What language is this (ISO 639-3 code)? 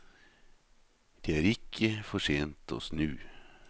nor